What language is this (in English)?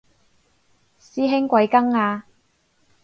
Cantonese